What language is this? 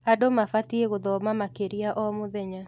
Kikuyu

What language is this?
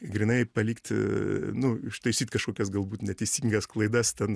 Lithuanian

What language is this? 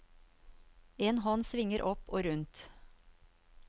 Norwegian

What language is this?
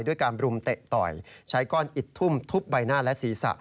Thai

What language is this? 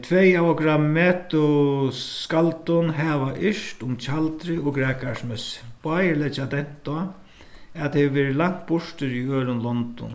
Faroese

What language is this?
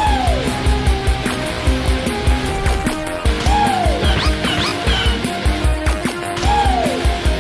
Portuguese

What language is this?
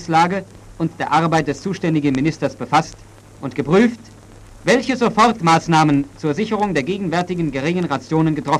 German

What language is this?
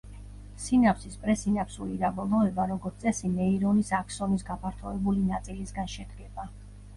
Georgian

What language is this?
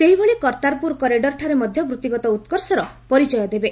Odia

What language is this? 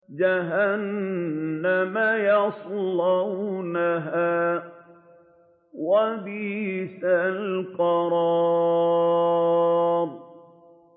Arabic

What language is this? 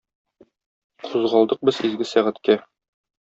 Tatar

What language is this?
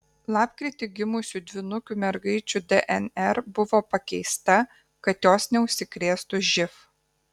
Lithuanian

